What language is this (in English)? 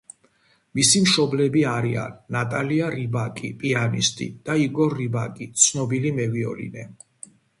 Georgian